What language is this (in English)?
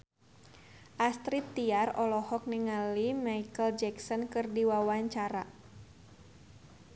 Sundanese